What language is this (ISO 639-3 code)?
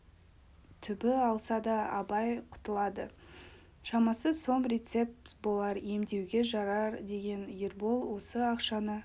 kaz